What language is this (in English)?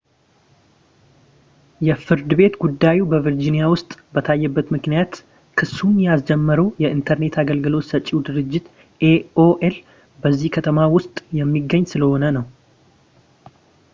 Amharic